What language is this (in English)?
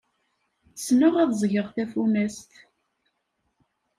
Kabyle